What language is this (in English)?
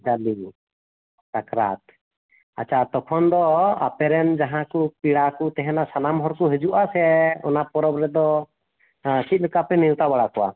Santali